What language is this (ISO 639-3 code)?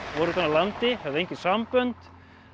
isl